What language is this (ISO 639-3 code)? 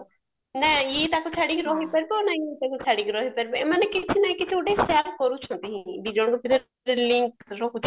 ori